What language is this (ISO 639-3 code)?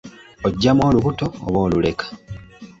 lug